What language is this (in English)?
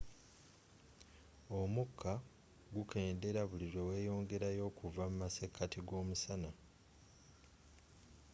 Ganda